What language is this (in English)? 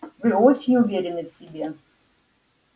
Russian